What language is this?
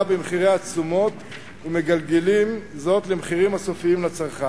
Hebrew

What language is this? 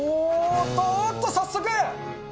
Japanese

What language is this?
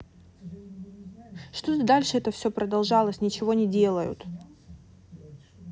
Russian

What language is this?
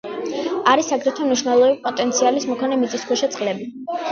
Georgian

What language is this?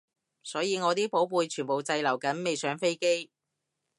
Cantonese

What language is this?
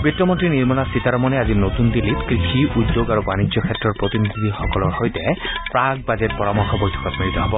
Assamese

